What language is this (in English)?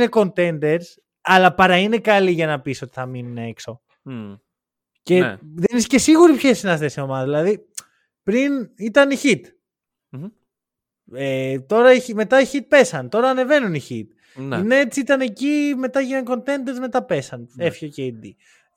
Greek